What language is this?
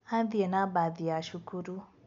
Kikuyu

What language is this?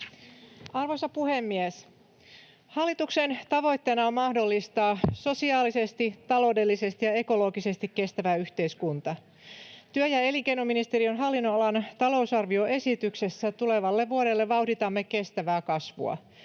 Finnish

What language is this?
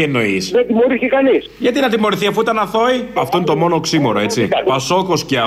Greek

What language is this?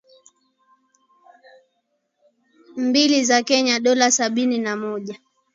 Swahili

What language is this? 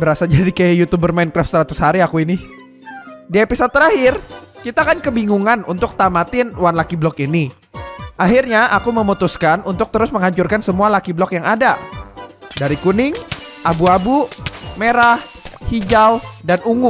Indonesian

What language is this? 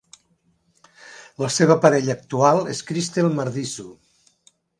Catalan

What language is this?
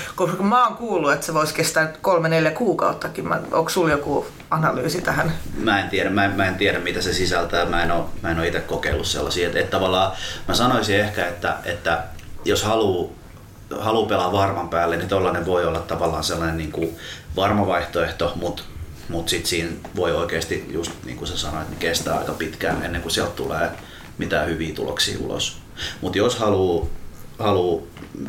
Finnish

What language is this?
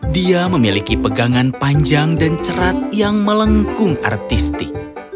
Indonesian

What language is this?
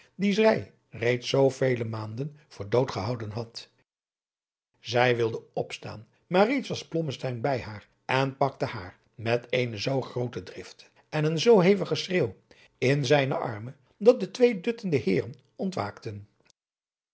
Dutch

